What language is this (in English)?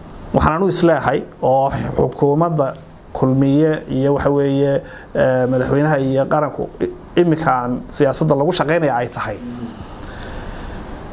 Arabic